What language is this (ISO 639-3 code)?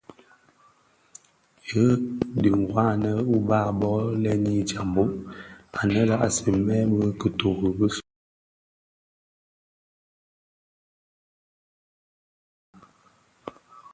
ksf